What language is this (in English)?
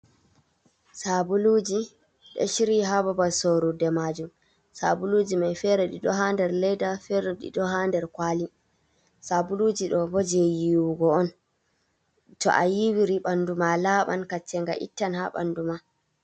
Fula